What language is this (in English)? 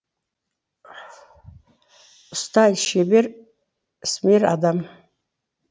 Kazakh